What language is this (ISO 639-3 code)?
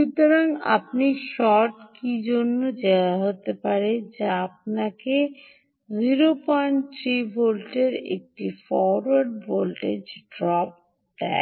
ben